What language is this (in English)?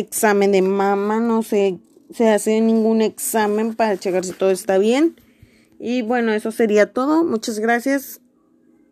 Spanish